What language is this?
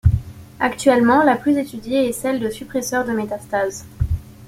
French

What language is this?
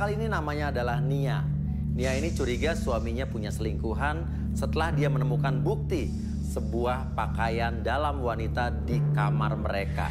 Indonesian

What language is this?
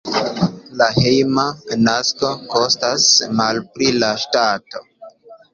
Esperanto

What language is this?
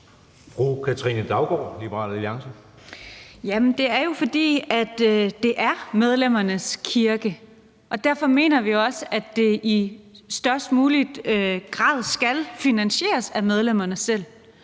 Danish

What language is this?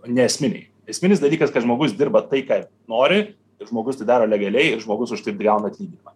Lithuanian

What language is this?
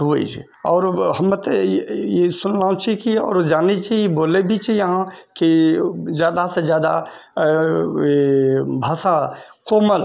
Maithili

